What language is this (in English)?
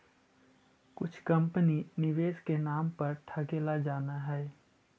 Magahi